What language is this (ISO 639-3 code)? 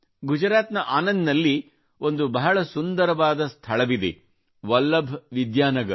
kan